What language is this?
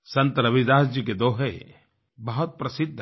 Hindi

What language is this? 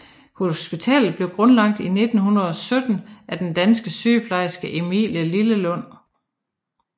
Danish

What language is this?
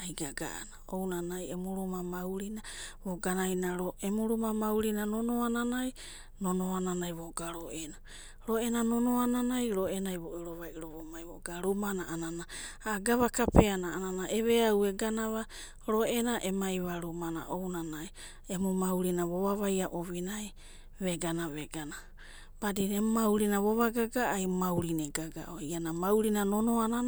Abadi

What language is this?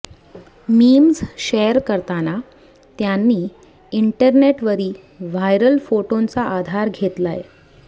Marathi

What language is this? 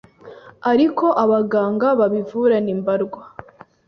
Kinyarwanda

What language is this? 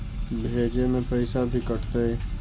Magahi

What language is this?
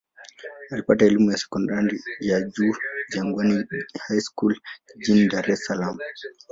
Swahili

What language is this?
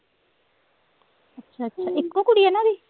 Punjabi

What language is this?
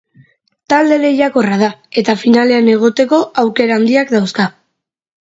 Basque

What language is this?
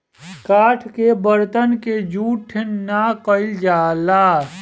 Bhojpuri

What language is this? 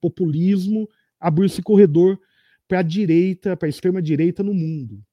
Portuguese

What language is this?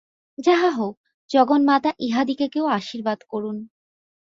Bangla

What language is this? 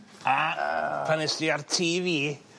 Welsh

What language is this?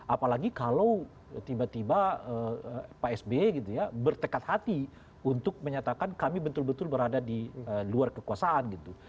Indonesian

